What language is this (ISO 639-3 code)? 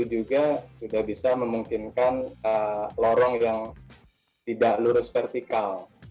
ind